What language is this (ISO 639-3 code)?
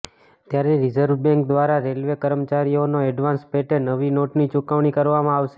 guj